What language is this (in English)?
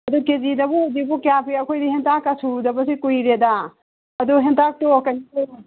Manipuri